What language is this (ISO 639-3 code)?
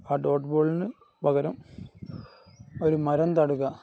mal